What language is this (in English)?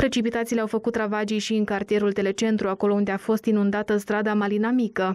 Romanian